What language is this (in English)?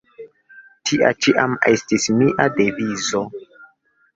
Esperanto